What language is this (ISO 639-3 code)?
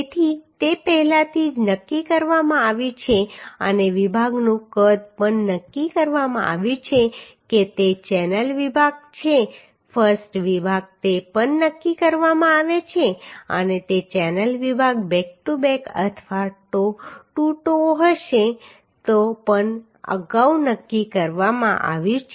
guj